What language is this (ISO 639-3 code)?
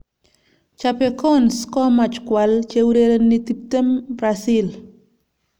kln